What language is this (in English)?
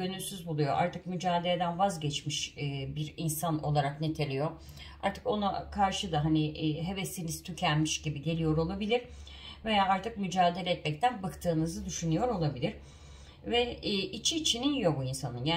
Turkish